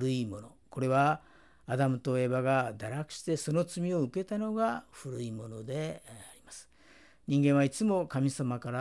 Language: Japanese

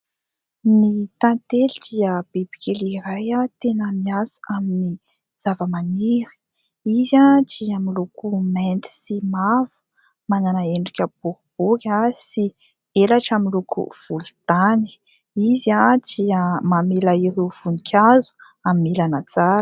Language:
Malagasy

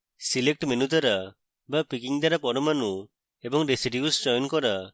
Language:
Bangla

